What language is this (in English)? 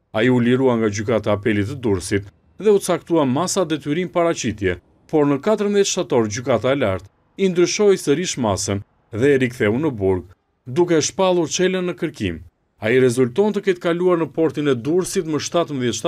Romanian